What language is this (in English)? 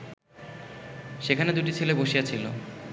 Bangla